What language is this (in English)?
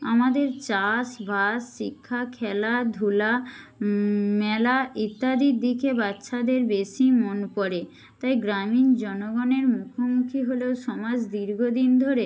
Bangla